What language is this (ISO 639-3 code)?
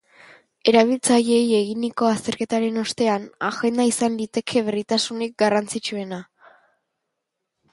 eus